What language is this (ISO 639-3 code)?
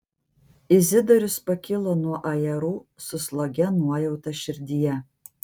lit